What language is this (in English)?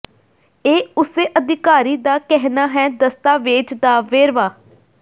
Punjabi